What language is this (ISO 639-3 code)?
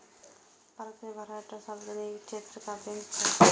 mai